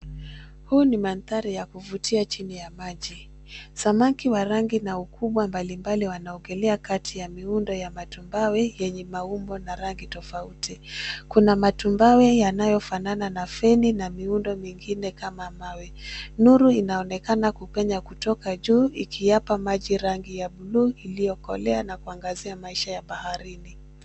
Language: Swahili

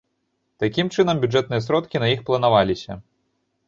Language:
Belarusian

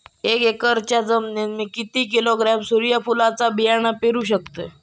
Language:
Marathi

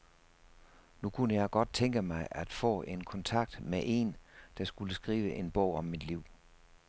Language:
Danish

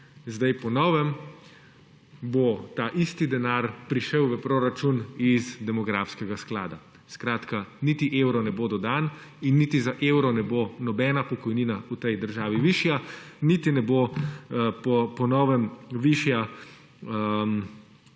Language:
Slovenian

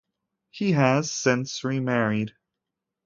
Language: English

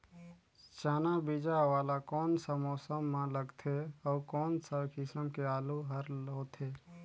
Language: Chhattisgarhi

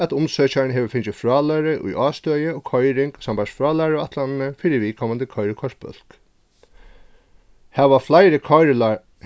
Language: Faroese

